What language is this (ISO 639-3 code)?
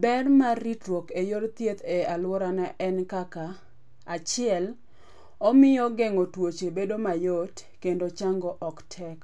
luo